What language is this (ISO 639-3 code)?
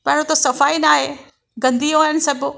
snd